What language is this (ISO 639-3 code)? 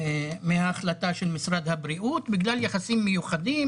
heb